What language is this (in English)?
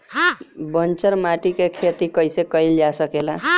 Bhojpuri